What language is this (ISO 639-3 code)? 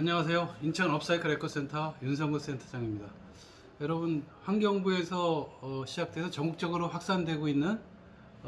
kor